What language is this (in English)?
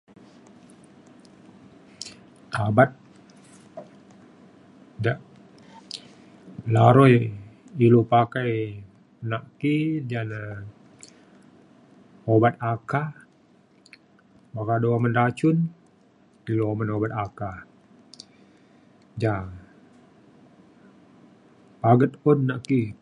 Mainstream Kenyah